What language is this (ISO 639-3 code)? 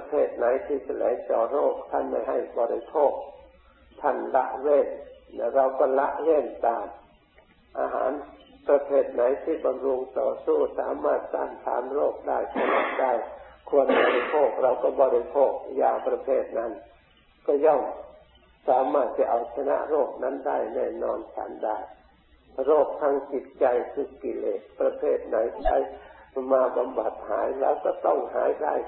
tha